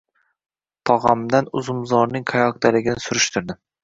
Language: Uzbek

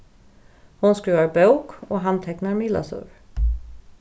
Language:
Faroese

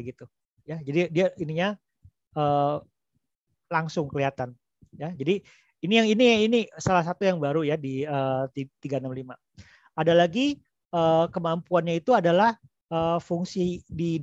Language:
Indonesian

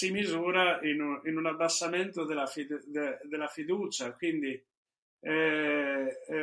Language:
Italian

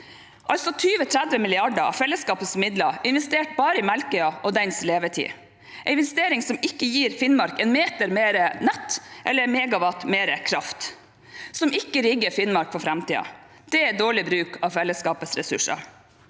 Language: Norwegian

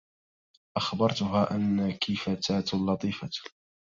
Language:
Arabic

